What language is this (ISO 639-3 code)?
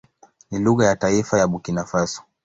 swa